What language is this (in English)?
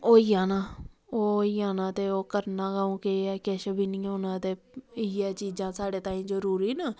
Dogri